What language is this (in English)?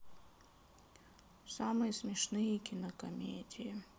Russian